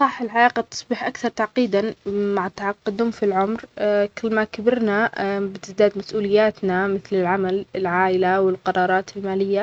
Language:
Omani Arabic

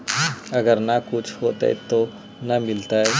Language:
Magahi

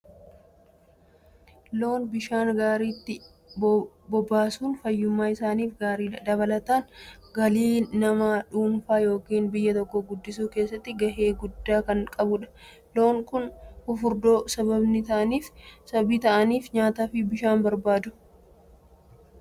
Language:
Oromo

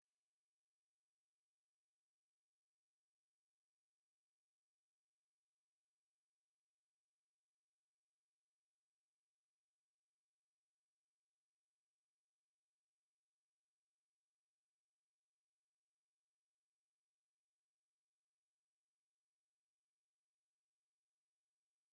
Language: Kinyarwanda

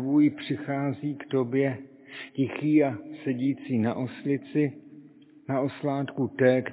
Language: Czech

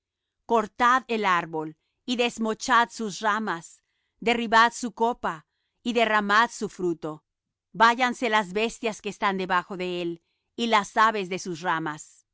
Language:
Spanish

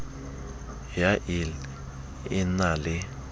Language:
Southern Sotho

